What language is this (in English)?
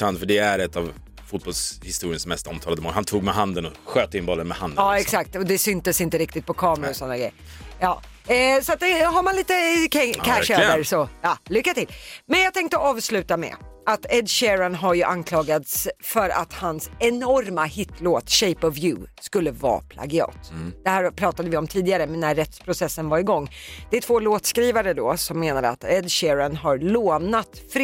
Swedish